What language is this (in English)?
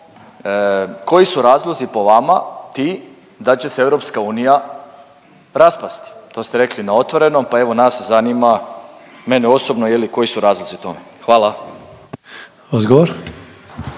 Croatian